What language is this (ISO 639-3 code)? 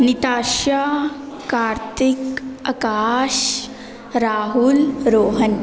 pan